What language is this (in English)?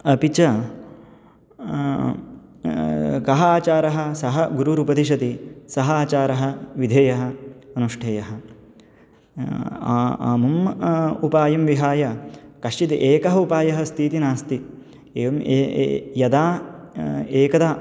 Sanskrit